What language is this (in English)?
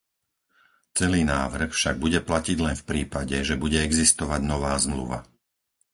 Slovak